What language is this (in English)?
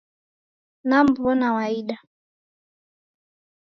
Taita